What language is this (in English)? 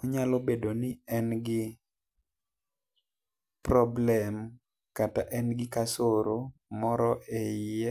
Luo (Kenya and Tanzania)